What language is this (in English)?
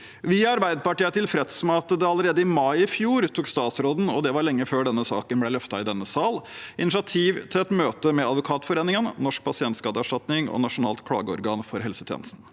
Norwegian